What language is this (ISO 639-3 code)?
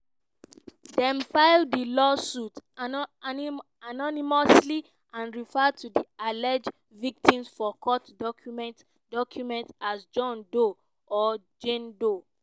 pcm